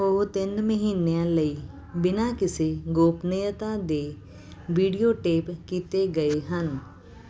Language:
Punjabi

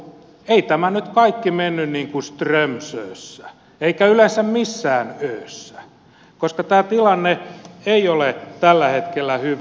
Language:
Finnish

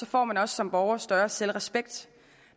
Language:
Danish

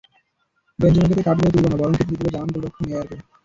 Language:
Bangla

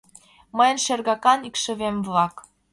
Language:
Mari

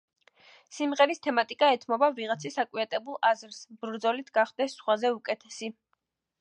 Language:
Georgian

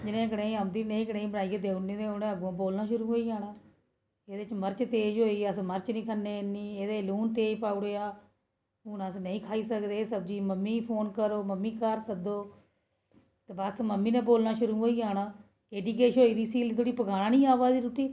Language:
Dogri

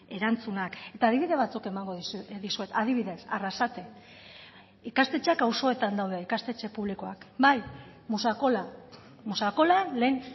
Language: Basque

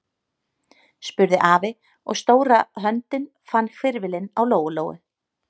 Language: Icelandic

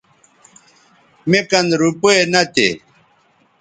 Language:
Bateri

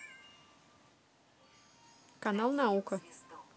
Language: Russian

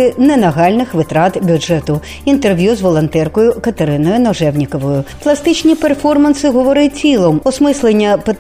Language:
Ukrainian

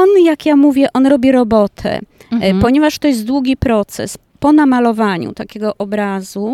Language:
Polish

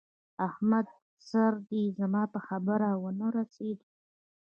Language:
Pashto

